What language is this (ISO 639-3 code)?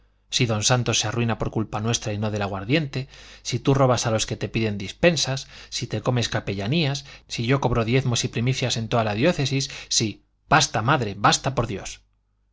spa